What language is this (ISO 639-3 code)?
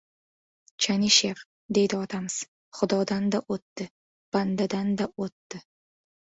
uzb